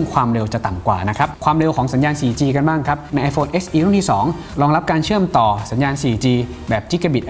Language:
Thai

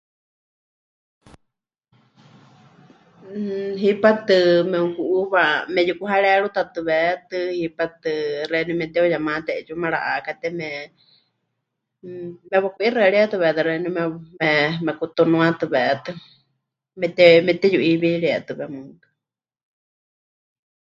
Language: Huichol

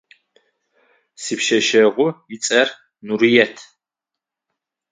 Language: Adyghe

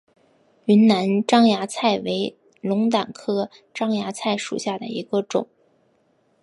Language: Chinese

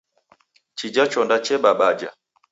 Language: Taita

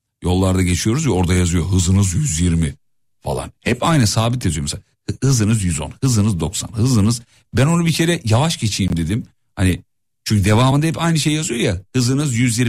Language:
Turkish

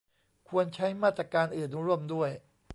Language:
Thai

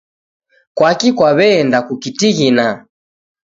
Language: Taita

